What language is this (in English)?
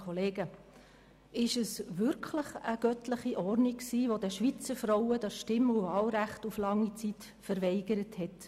Swiss German